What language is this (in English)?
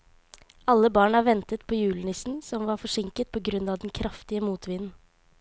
Norwegian